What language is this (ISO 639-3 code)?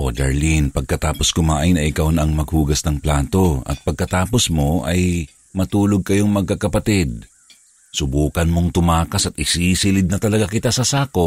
fil